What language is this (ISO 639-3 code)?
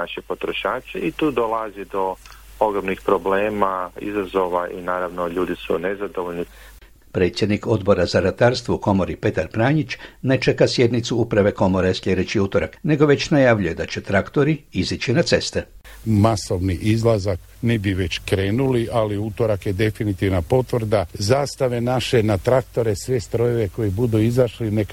hrv